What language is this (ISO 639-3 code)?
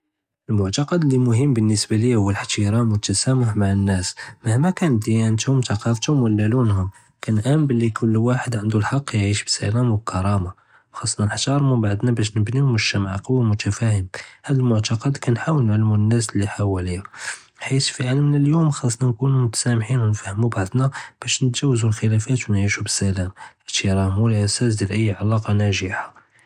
jrb